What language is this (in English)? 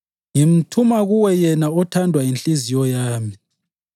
North Ndebele